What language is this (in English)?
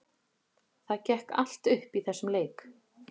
Icelandic